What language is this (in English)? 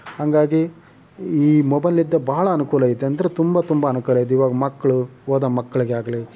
Kannada